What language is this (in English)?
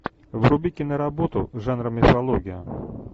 Russian